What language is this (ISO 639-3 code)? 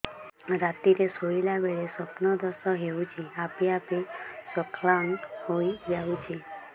ori